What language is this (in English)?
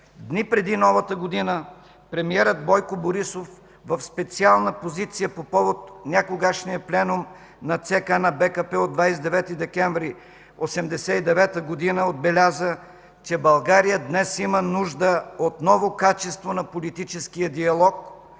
Bulgarian